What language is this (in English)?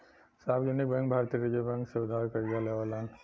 Bhojpuri